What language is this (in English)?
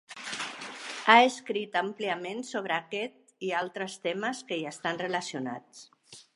Catalan